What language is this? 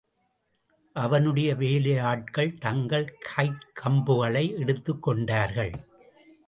Tamil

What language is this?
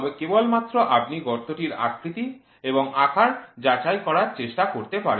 Bangla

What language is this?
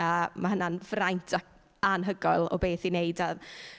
Welsh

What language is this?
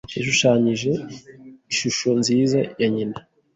Kinyarwanda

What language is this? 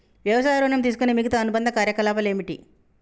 Telugu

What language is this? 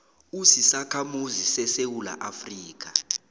South Ndebele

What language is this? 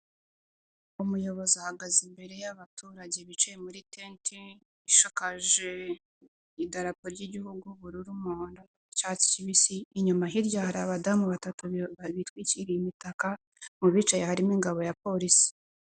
Kinyarwanda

